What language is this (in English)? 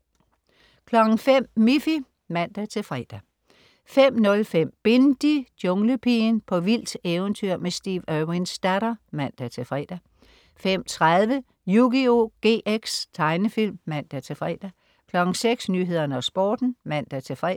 Danish